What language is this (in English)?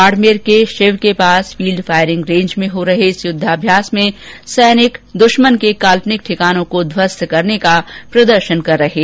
Hindi